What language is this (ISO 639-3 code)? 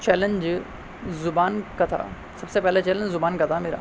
urd